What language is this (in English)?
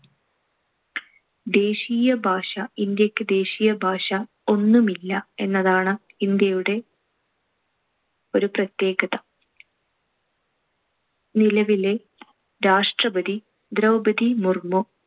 Malayalam